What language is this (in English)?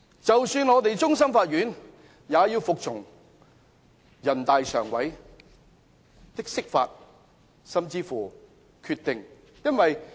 Cantonese